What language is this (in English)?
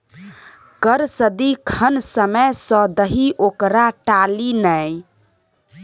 Maithili